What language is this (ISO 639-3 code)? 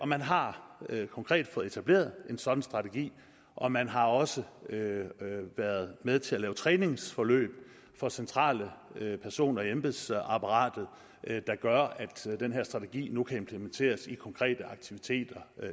dan